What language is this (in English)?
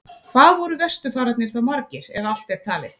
Icelandic